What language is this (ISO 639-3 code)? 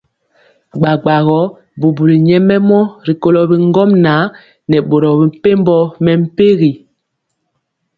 mcx